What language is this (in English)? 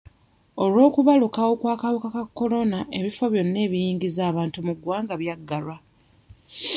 Ganda